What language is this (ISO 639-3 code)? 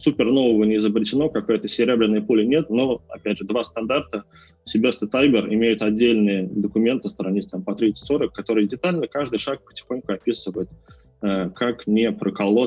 rus